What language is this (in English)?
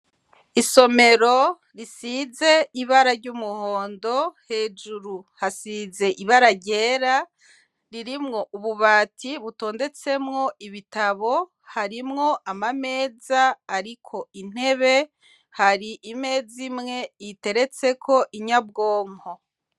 Rundi